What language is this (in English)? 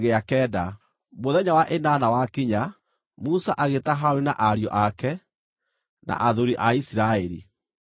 Kikuyu